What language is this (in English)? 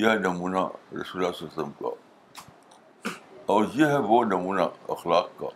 Urdu